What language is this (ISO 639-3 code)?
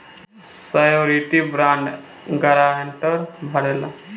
bho